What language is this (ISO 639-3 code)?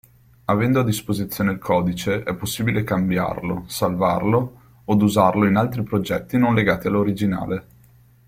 ita